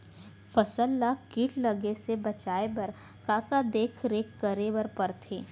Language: Chhattisgarhi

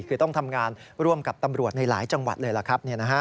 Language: Thai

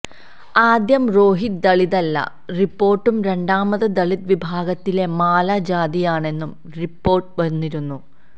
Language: Malayalam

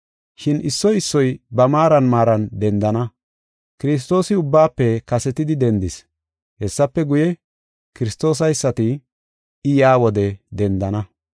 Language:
Gofa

